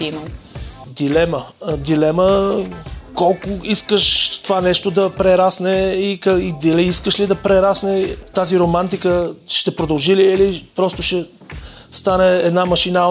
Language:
Bulgarian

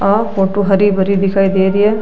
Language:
Marwari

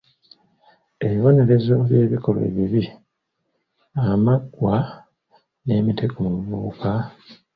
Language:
Ganda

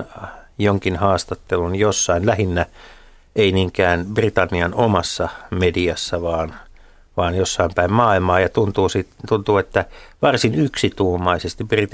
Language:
Finnish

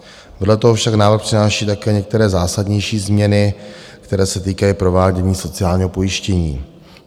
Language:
Czech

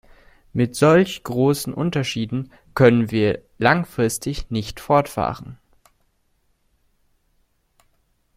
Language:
German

